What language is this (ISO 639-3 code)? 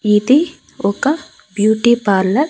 tel